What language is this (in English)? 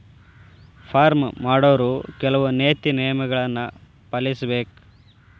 Kannada